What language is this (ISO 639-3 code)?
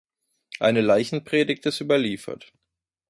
deu